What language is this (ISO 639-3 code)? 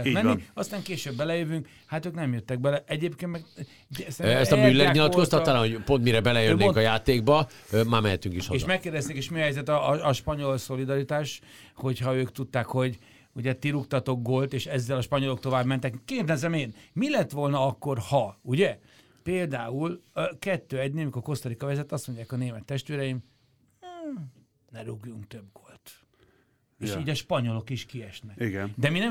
hun